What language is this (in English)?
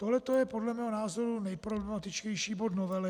Czech